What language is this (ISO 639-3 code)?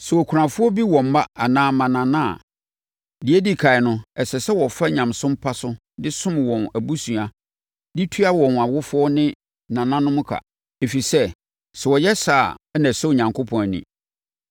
aka